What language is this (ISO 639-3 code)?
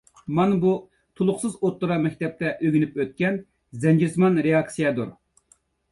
uig